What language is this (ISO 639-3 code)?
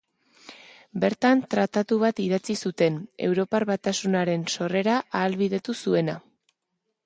eus